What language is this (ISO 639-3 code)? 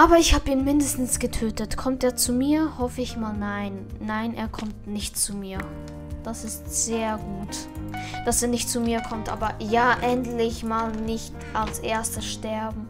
deu